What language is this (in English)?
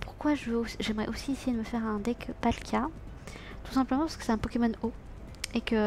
French